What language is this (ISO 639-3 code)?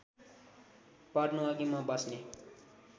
nep